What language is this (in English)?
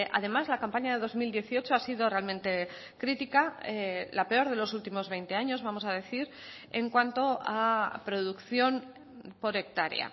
Spanish